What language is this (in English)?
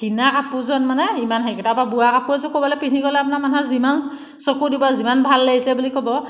Assamese